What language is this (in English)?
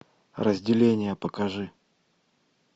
Russian